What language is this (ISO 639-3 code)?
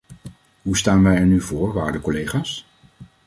nld